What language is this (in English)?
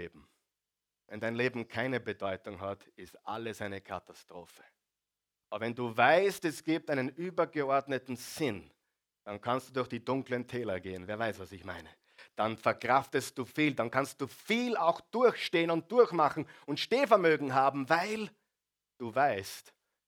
German